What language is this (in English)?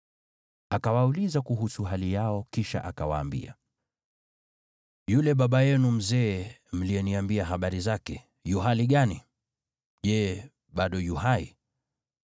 Swahili